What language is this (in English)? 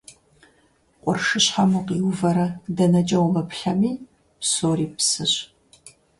Kabardian